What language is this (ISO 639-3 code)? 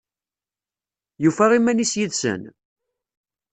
kab